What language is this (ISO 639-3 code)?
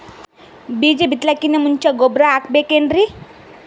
kan